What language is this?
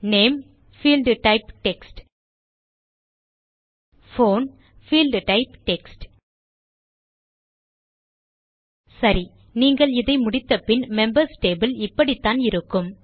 Tamil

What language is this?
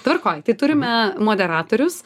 Lithuanian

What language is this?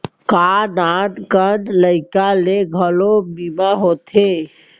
Chhattisgarhi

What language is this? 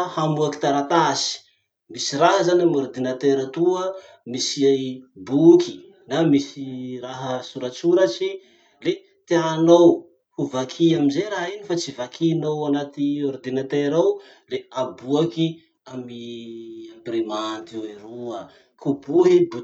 Masikoro Malagasy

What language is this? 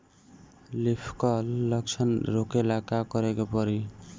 Bhojpuri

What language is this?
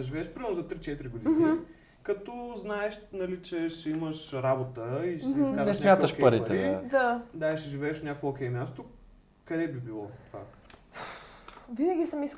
Bulgarian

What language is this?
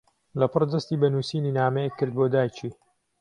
Central Kurdish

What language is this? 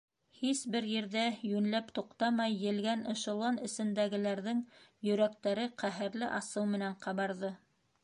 Bashkir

